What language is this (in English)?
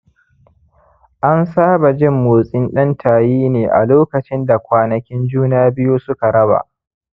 Hausa